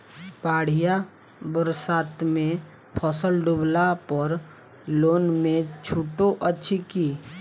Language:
Maithili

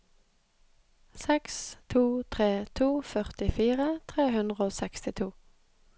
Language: Norwegian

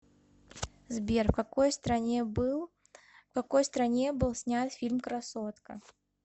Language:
Russian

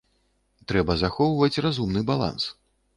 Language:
Belarusian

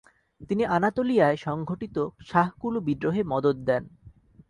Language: Bangla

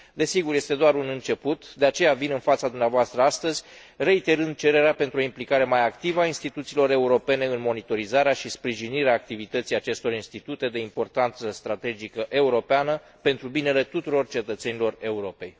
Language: Romanian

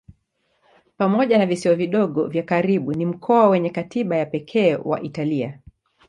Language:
Swahili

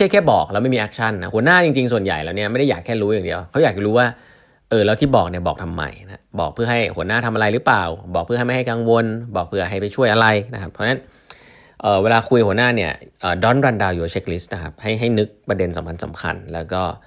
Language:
Thai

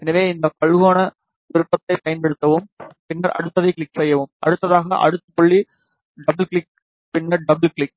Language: Tamil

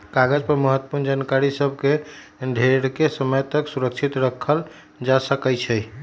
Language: Magahi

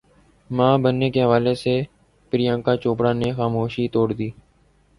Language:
Urdu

